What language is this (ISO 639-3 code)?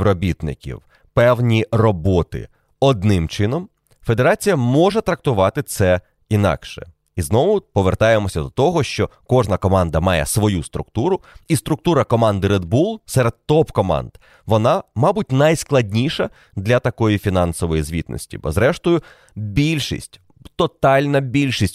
ukr